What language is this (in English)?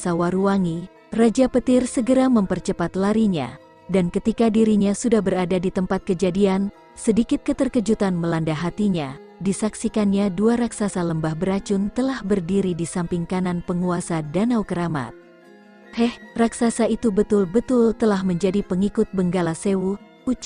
Indonesian